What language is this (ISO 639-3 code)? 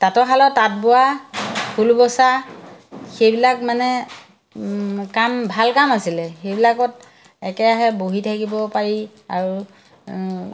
asm